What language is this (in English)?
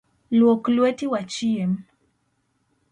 Luo (Kenya and Tanzania)